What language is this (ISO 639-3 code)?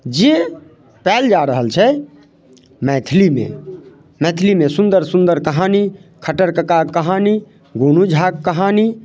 mai